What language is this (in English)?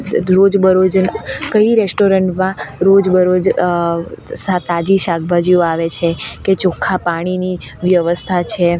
Gujarati